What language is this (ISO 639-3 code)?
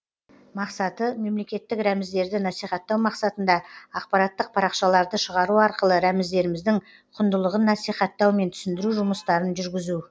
kaz